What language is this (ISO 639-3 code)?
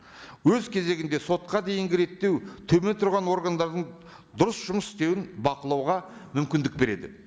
kaz